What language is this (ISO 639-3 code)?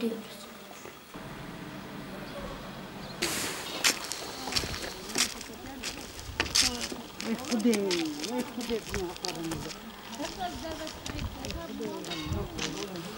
tur